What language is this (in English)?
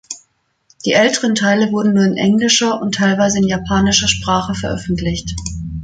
German